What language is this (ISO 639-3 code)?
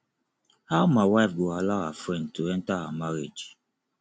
pcm